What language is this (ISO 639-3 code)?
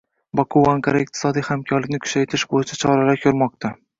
uzb